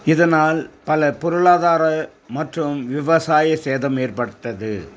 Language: Tamil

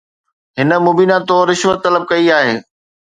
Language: Sindhi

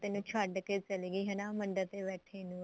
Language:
Punjabi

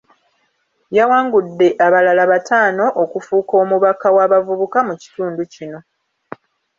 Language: Ganda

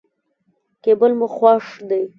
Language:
Pashto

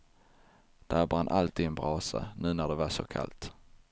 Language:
Swedish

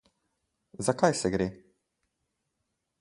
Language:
Slovenian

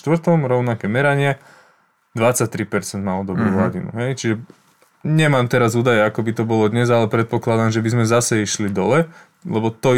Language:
Slovak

